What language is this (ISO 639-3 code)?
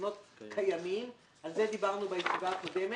heb